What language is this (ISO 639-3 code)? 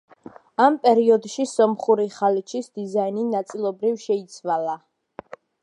kat